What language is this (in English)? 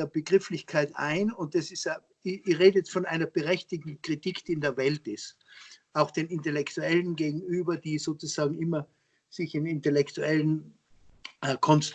German